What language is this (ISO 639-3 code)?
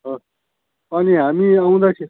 nep